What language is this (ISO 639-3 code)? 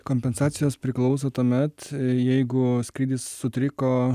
lit